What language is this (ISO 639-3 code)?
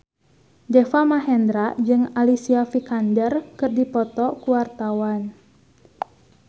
sun